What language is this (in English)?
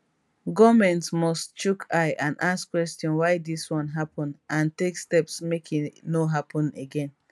Nigerian Pidgin